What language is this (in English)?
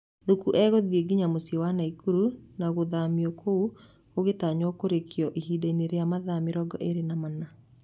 Kikuyu